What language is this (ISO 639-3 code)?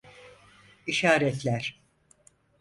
tur